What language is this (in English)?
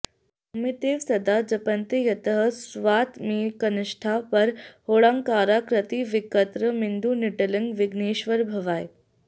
Sanskrit